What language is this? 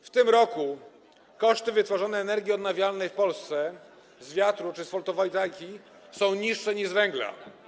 Polish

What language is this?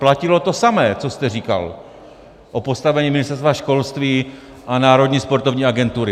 Czech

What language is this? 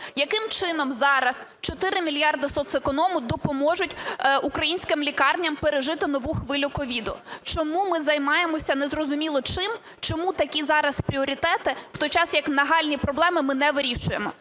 Ukrainian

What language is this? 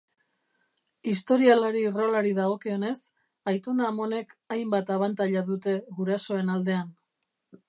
Basque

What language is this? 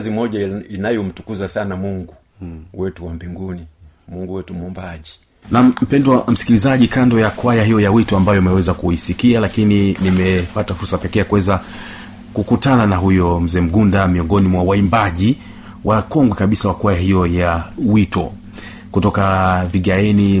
Swahili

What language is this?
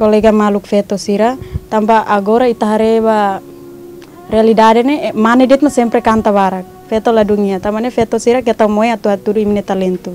Indonesian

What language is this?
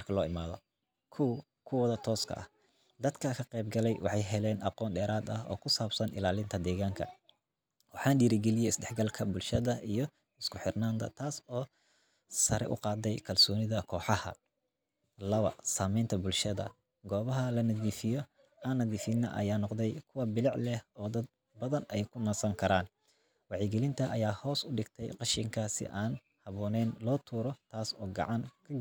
Somali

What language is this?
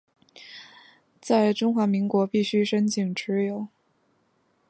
Chinese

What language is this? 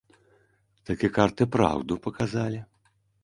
Belarusian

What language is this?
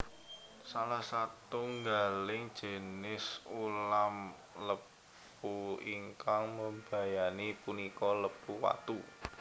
Javanese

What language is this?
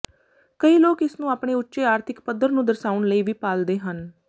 Punjabi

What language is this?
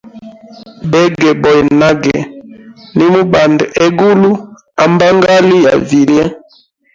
Hemba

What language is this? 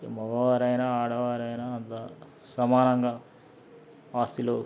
Telugu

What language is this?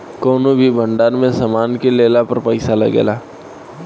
Bhojpuri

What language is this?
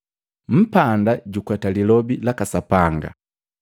Matengo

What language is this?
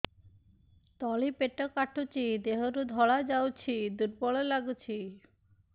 Odia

